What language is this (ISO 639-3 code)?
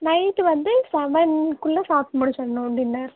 tam